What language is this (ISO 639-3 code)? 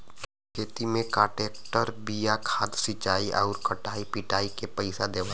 bho